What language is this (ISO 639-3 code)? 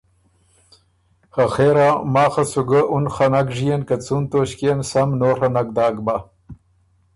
oru